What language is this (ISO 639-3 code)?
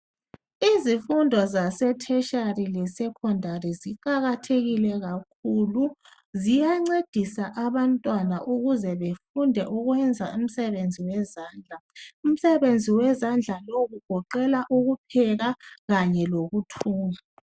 nde